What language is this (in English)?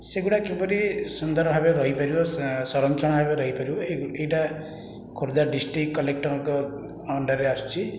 Odia